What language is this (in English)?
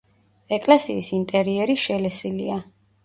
Georgian